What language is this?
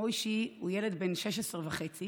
Hebrew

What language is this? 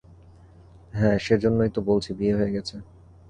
Bangla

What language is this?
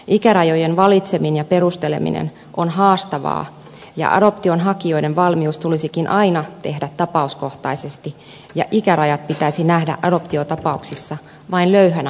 Finnish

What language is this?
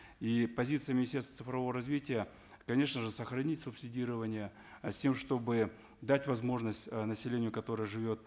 Kazakh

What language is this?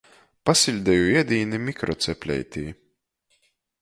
Latgalian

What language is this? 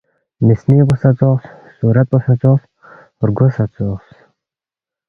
Balti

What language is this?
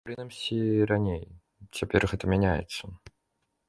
Belarusian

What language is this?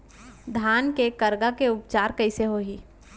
Chhattisgarhi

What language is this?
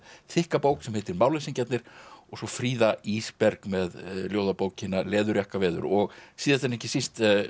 Icelandic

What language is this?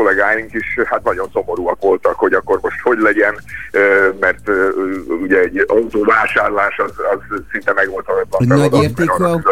Hungarian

